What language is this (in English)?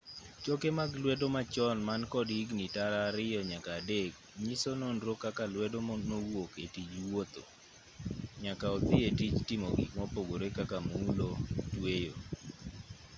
Luo (Kenya and Tanzania)